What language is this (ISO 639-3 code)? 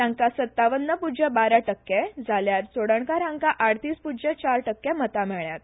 kok